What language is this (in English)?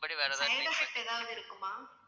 Tamil